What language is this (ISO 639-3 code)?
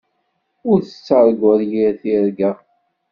kab